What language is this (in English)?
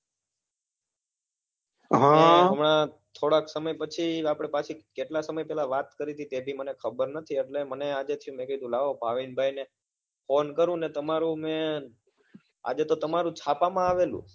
Gujarati